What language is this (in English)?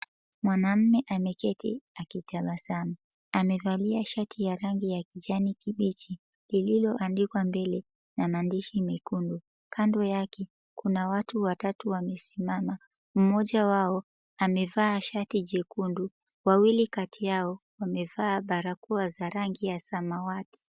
Swahili